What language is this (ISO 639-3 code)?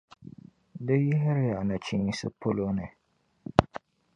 dag